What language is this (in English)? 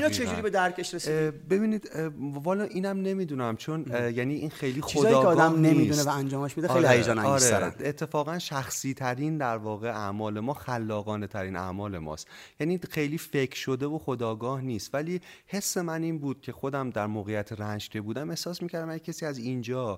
Persian